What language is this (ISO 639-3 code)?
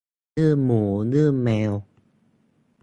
tha